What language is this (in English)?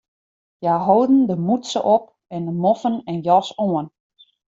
Western Frisian